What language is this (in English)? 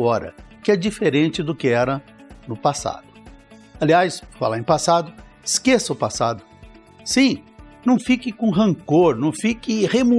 Portuguese